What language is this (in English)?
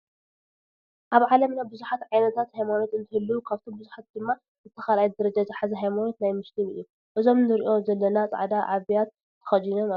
Tigrinya